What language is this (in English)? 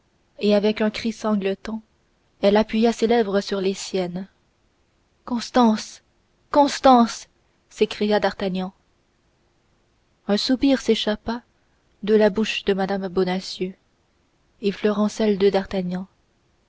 French